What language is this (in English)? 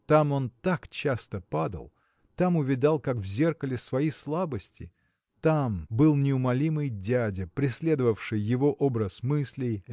Russian